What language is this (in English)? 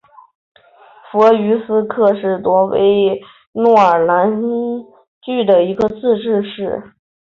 Chinese